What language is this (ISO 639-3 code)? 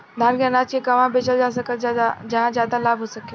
bho